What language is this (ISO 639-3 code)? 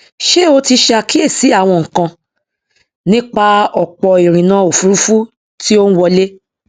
yor